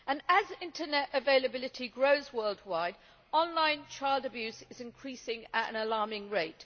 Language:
English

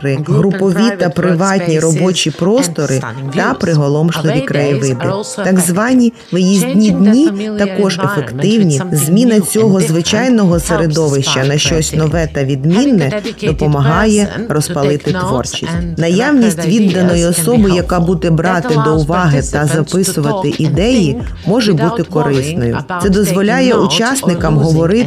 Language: Ukrainian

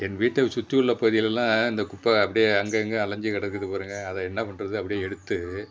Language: Tamil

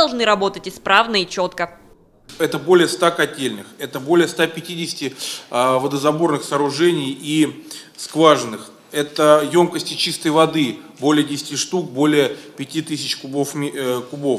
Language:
Russian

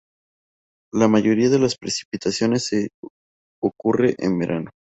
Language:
Spanish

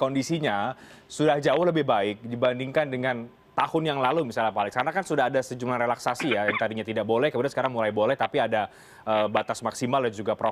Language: Indonesian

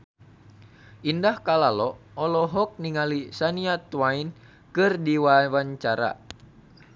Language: Sundanese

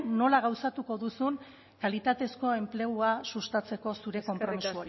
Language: Basque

